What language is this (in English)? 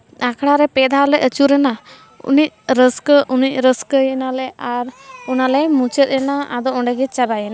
Santali